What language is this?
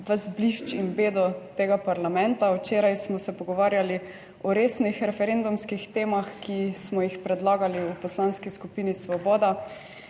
Slovenian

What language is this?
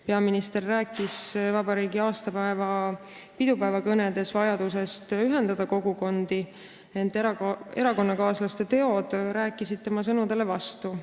Estonian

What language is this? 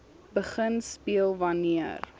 Afrikaans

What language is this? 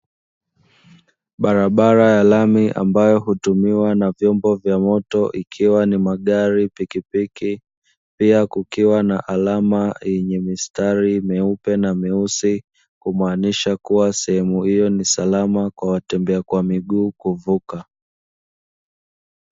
Swahili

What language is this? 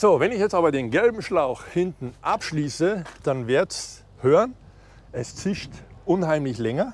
German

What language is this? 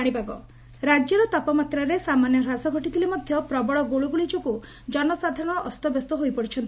Odia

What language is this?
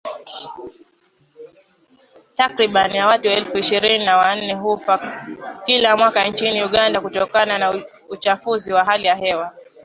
Swahili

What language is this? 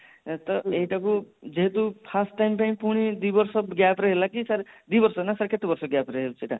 Odia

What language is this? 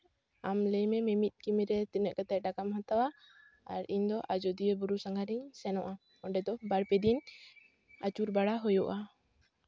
Santali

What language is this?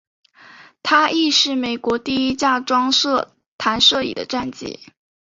Chinese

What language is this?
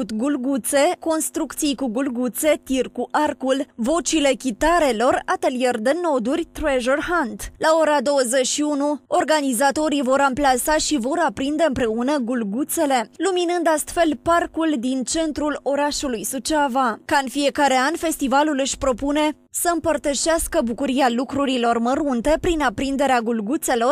Romanian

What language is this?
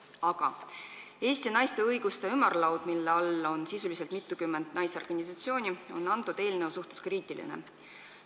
Estonian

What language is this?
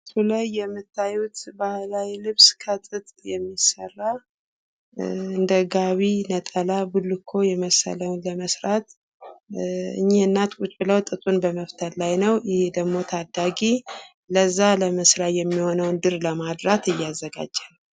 Amharic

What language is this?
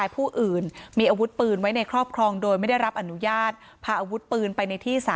Thai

